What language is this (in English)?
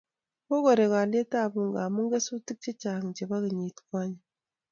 Kalenjin